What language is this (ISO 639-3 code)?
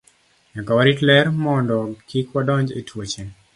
luo